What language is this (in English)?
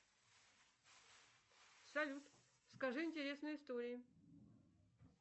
Russian